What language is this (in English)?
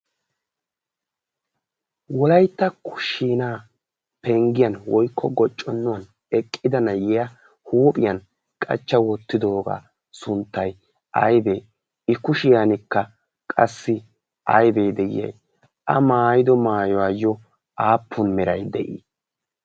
Wolaytta